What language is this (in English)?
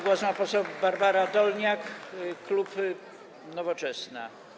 Polish